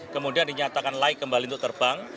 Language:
Indonesian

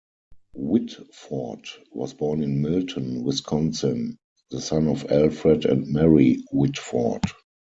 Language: English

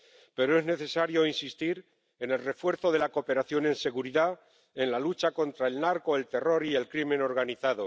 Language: Spanish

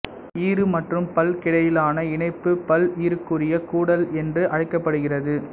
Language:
Tamil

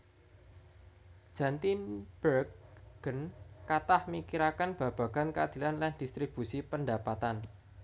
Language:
Javanese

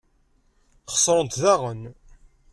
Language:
Kabyle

